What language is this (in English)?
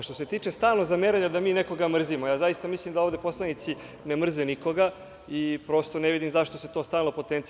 Serbian